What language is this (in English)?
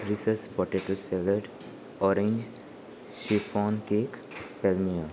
Konkani